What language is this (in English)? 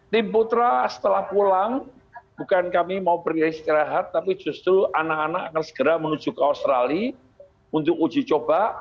Indonesian